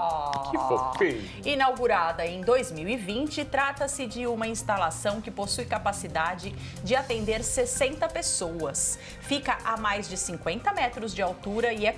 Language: Portuguese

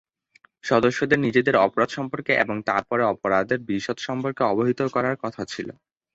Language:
Bangla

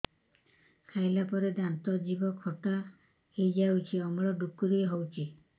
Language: Odia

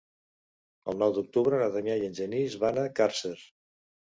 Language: Catalan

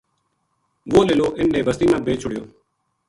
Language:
Gujari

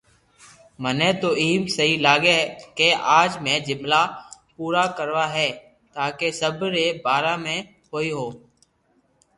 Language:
Loarki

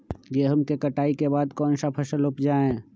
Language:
Magahi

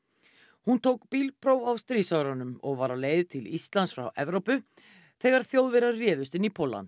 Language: Icelandic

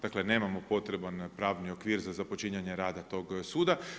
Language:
Croatian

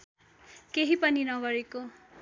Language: Nepali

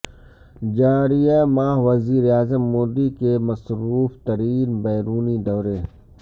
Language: Urdu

